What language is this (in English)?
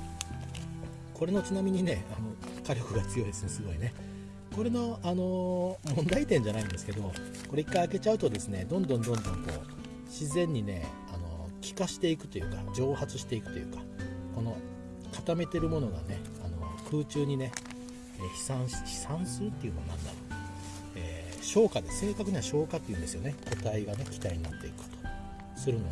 Japanese